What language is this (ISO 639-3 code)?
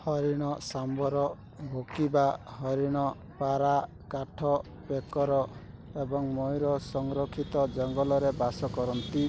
ori